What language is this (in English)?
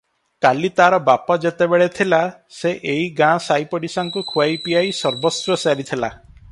Odia